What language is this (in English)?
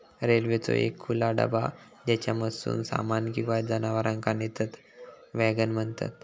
Marathi